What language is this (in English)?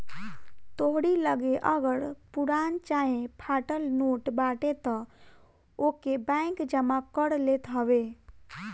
Bhojpuri